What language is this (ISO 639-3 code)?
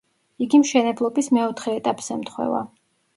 kat